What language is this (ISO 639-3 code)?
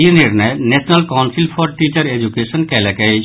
mai